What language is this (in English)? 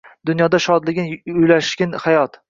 Uzbek